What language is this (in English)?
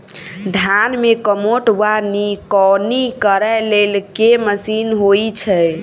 Maithili